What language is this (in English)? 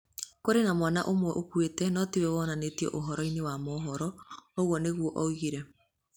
Kikuyu